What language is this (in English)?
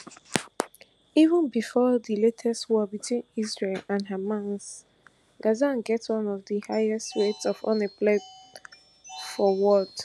Nigerian Pidgin